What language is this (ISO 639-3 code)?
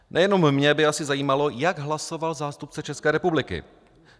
ces